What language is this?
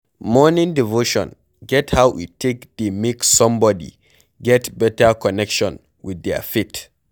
Nigerian Pidgin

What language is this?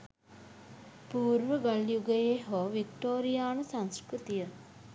Sinhala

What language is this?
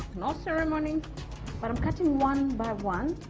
English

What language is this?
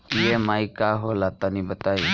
Bhojpuri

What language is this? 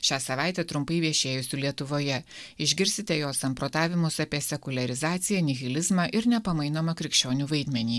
Lithuanian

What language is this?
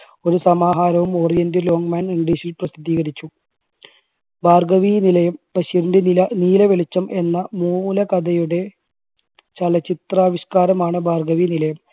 Malayalam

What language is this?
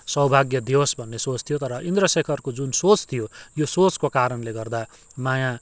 Nepali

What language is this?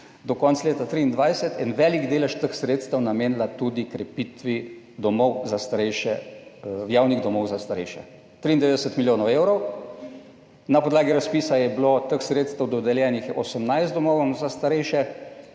Slovenian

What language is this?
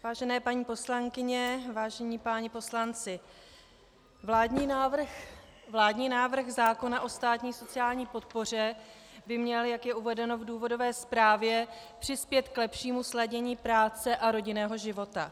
Czech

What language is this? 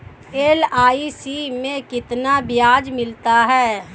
Hindi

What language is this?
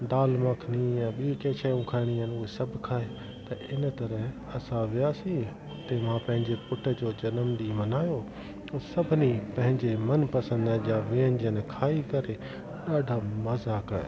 Sindhi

